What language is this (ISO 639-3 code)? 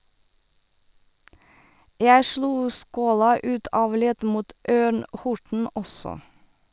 nor